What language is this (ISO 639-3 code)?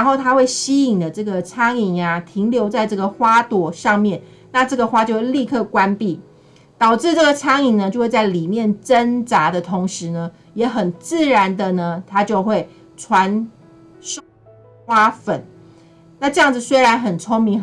zho